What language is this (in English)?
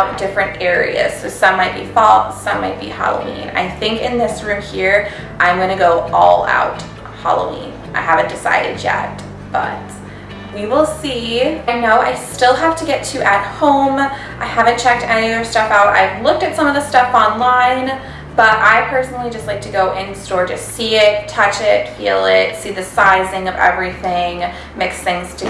English